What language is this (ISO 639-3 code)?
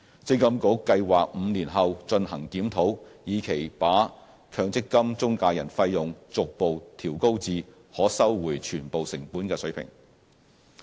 yue